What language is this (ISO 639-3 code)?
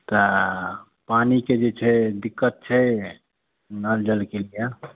mai